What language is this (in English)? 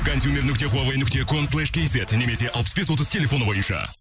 Kazakh